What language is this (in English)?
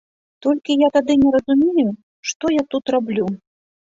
Belarusian